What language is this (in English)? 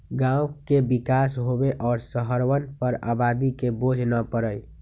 Magahi